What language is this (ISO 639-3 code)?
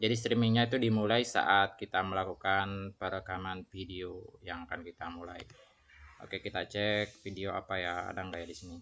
ind